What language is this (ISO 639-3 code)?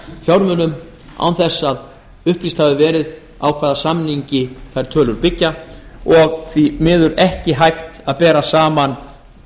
isl